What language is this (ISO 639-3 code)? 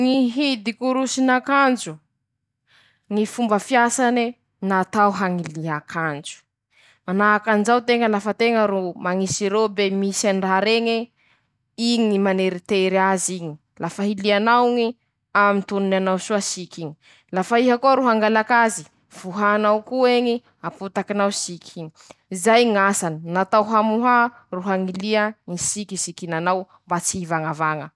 msh